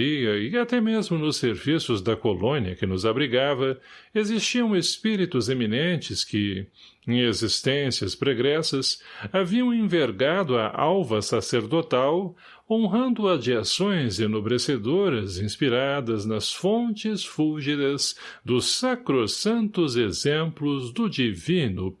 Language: Portuguese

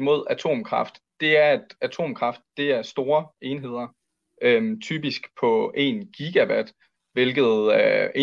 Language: Danish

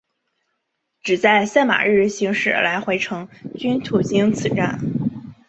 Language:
Chinese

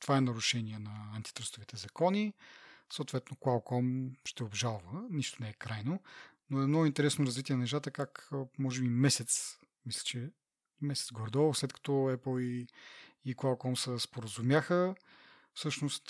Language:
Bulgarian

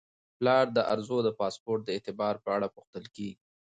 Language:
Pashto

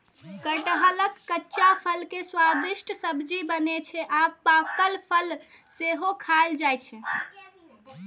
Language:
Maithili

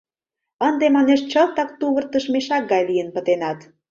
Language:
Mari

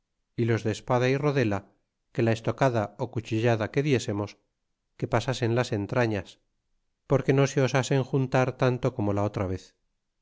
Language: Spanish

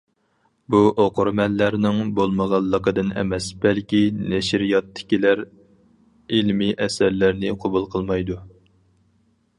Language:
Uyghur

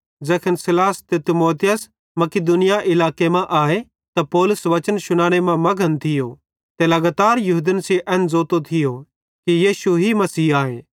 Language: Bhadrawahi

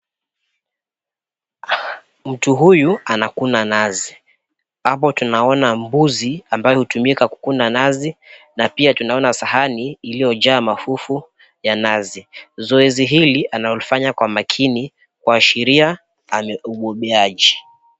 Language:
Swahili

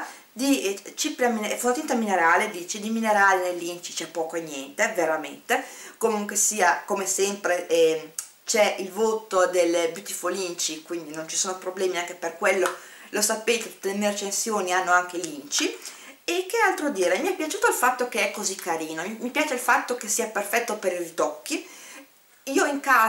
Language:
Italian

